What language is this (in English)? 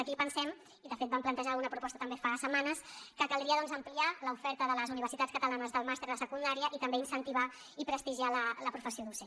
Catalan